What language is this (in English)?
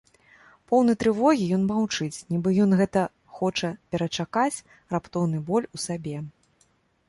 Belarusian